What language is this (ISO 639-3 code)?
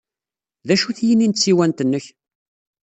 kab